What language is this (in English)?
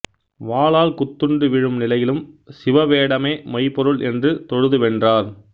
Tamil